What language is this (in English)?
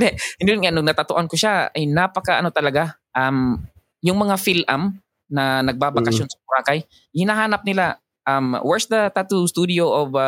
Filipino